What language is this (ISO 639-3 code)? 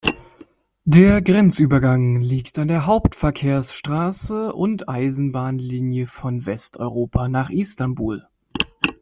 deu